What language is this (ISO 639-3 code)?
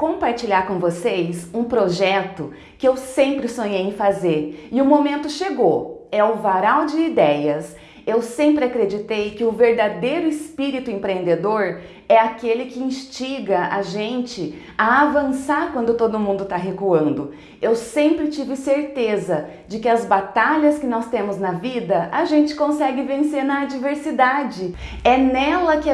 por